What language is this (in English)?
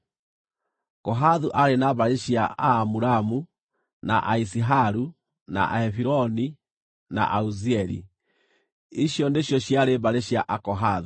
Kikuyu